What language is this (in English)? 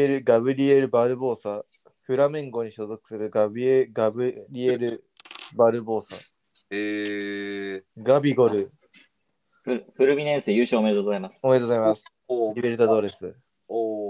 Japanese